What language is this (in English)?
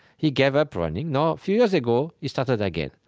English